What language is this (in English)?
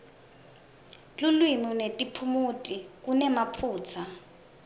Swati